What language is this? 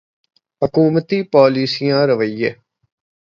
Urdu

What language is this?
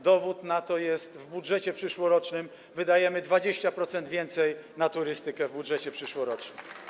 Polish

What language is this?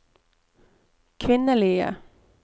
Norwegian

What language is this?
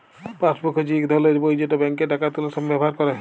Bangla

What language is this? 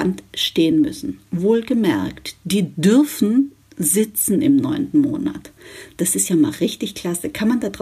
German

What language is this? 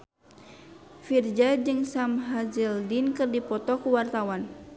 Sundanese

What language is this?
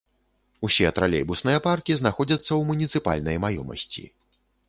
Belarusian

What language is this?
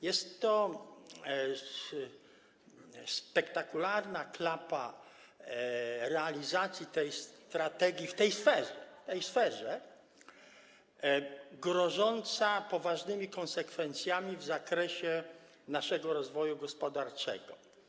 Polish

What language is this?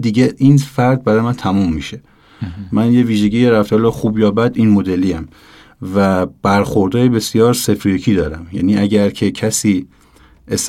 Persian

